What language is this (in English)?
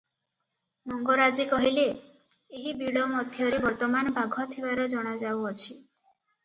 Odia